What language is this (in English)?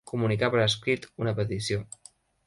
Catalan